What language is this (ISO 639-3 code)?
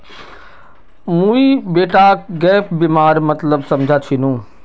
mag